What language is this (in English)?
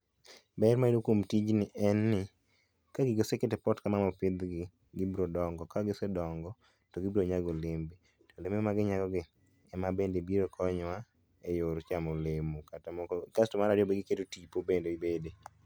Luo (Kenya and Tanzania)